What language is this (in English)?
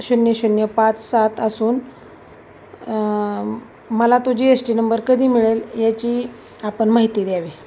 Marathi